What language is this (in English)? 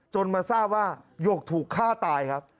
Thai